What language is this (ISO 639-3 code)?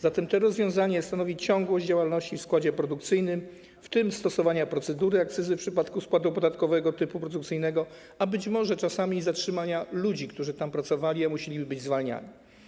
pol